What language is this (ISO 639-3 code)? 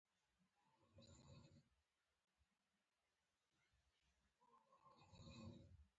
pus